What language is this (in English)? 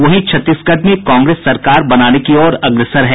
Hindi